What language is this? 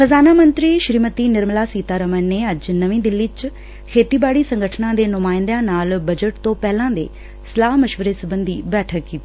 Punjabi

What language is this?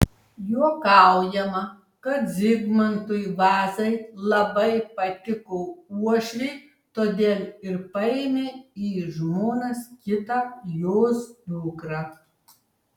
Lithuanian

